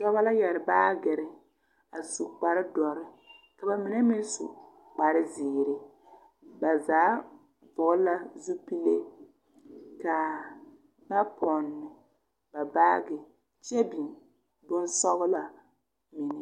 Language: Southern Dagaare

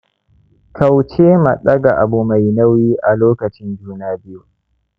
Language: Hausa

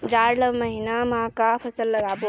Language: Chhattisgarhi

